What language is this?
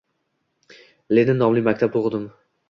Uzbek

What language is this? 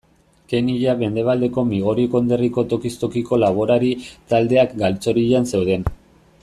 Basque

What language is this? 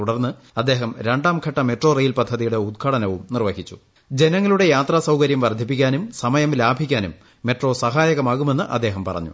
Malayalam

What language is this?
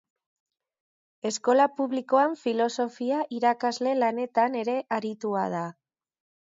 Basque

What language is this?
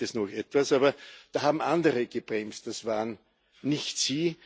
German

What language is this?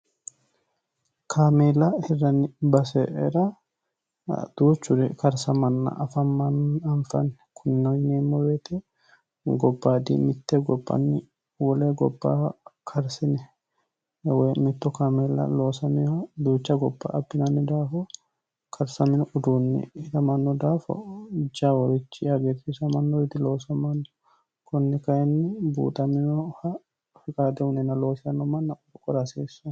Sidamo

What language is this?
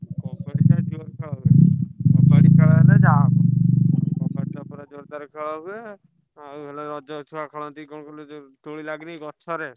Odia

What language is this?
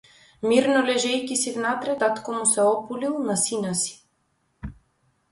Macedonian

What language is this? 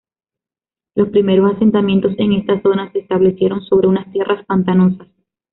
Spanish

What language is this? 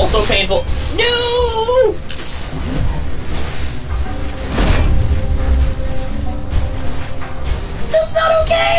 English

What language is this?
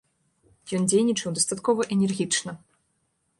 Belarusian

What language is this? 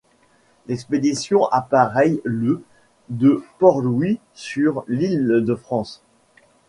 French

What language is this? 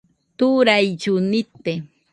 Nüpode Huitoto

